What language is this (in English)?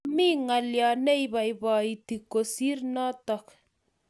Kalenjin